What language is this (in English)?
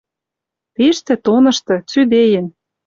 Western Mari